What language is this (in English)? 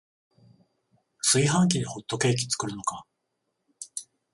Japanese